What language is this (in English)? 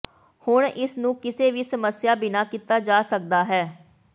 Punjabi